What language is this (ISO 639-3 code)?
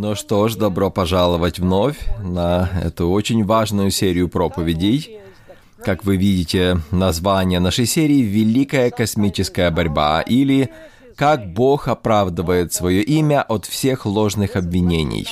rus